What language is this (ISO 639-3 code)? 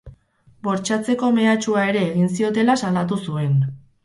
eus